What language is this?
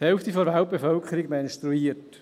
Swiss German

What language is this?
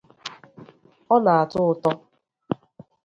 Igbo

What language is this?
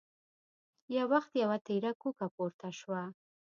Pashto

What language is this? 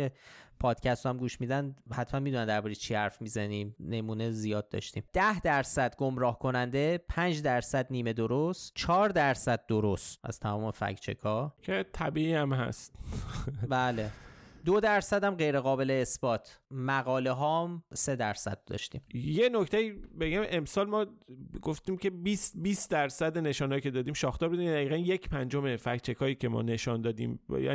Persian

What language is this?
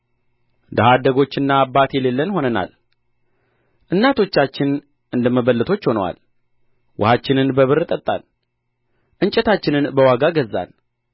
Amharic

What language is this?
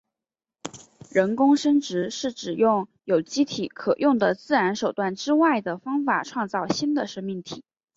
Chinese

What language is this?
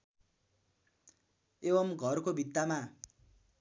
Nepali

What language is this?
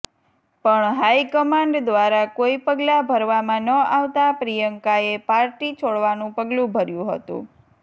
Gujarati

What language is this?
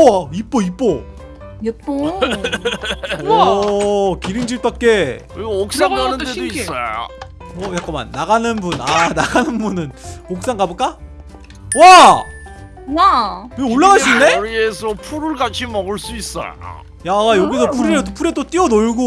Korean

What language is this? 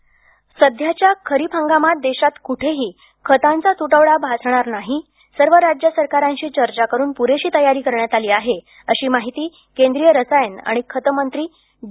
Marathi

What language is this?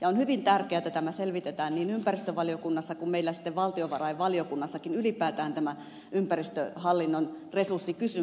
Finnish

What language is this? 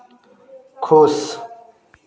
Hindi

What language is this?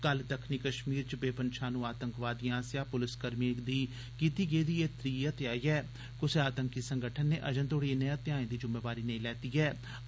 Dogri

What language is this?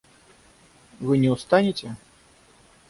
Russian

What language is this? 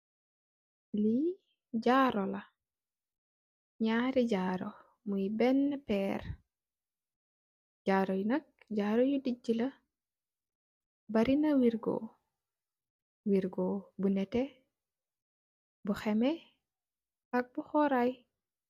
Wolof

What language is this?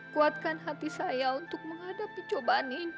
Indonesian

